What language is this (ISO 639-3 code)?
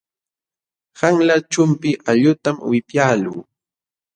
qxw